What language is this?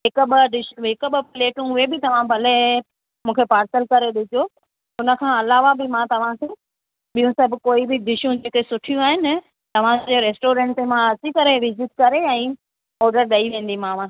Sindhi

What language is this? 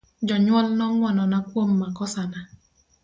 Luo (Kenya and Tanzania)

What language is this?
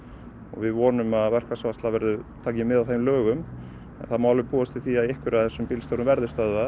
Icelandic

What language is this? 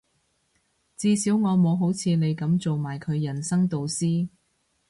Cantonese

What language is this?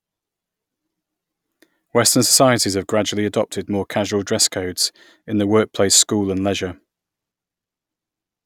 English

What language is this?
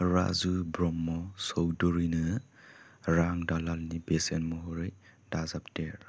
Bodo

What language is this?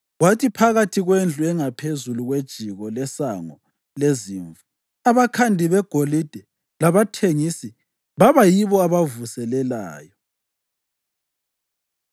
North Ndebele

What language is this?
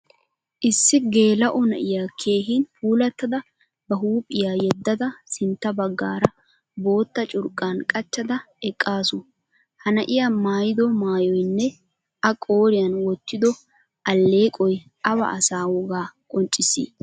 Wolaytta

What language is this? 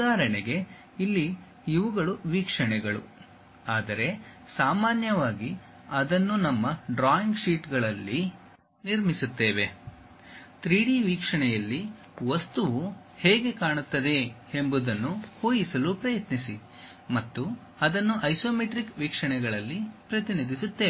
Kannada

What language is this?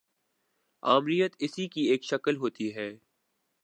Urdu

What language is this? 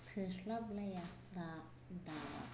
Bodo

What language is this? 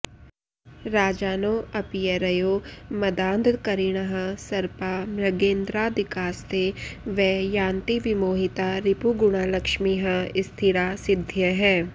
Sanskrit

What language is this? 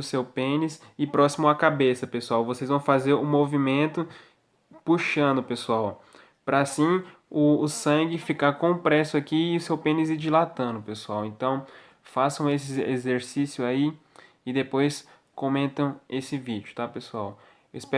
Portuguese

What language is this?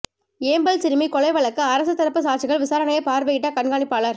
Tamil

